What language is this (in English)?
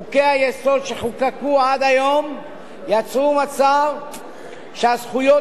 Hebrew